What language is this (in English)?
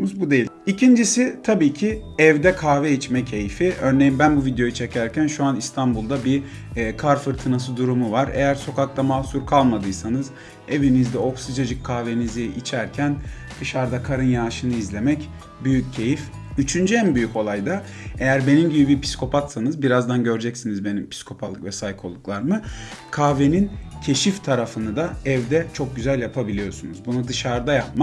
Turkish